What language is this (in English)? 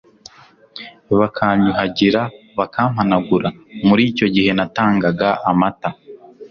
Kinyarwanda